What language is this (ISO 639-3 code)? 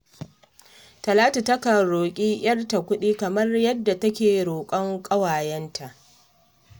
hau